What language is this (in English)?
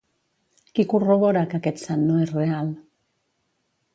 Catalan